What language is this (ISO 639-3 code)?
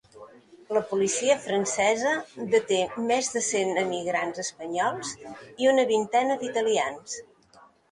cat